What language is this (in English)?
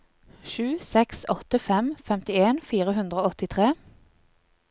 Norwegian